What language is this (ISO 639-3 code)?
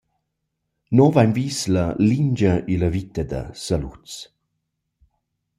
roh